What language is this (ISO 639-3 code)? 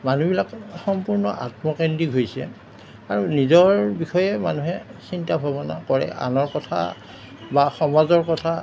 asm